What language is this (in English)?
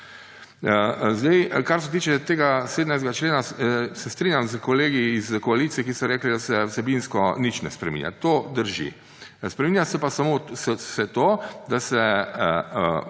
Slovenian